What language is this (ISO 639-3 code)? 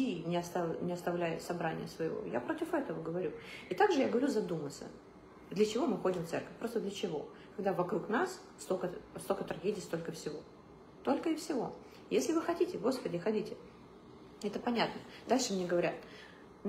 rus